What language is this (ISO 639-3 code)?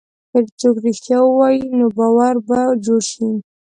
pus